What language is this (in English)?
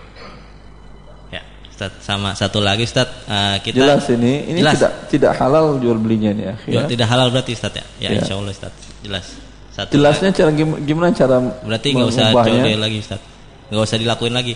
Indonesian